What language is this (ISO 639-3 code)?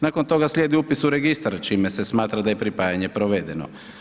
hrv